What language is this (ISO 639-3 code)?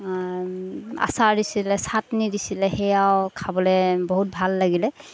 asm